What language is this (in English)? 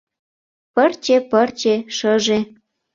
Mari